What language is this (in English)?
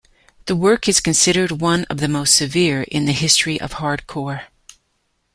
English